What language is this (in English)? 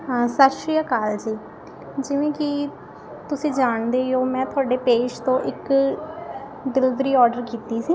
Punjabi